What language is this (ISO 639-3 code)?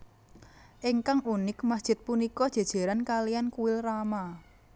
jav